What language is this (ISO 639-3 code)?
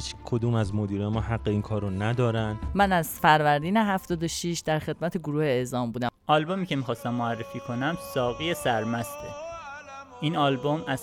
fas